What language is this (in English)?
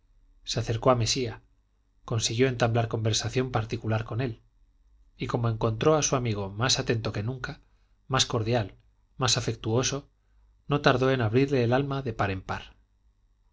Spanish